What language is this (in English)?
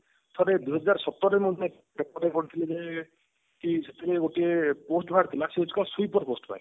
Odia